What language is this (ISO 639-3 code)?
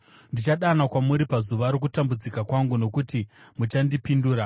sna